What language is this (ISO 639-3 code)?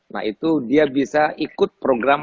ind